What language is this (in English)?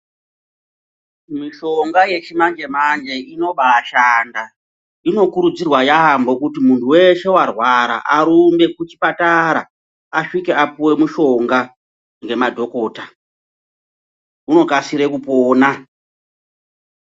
Ndau